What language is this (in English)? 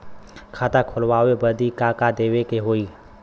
Bhojpuri